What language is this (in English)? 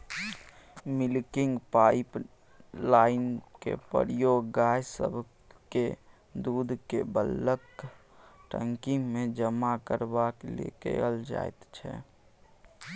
Maithili